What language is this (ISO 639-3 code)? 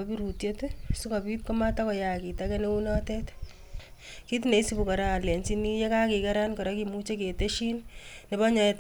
kln